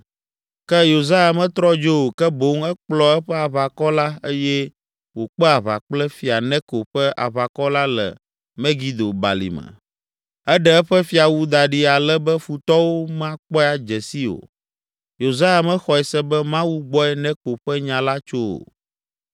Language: Ewe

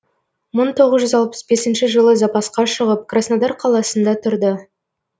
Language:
Kazakh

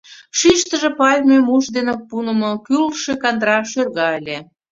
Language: Mari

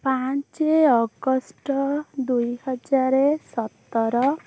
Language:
Odia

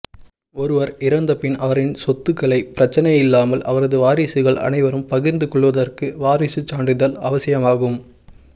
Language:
Tamil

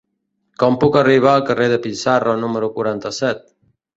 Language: Catalan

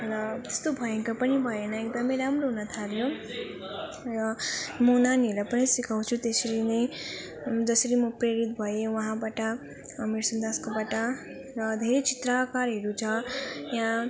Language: Nepali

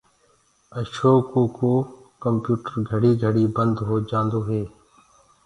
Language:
Gurgula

